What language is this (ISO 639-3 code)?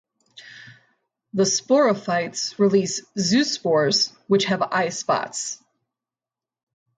eng